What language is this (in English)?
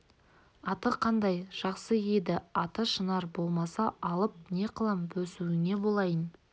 Kazakh